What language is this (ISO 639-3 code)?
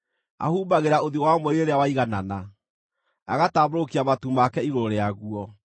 kik